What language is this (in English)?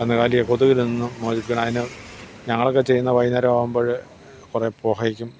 Malayalam